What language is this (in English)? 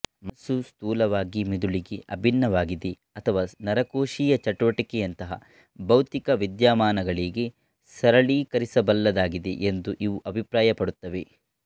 Kannada